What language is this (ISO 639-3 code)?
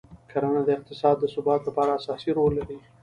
pus